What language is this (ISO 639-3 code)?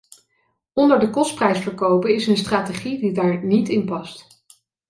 nld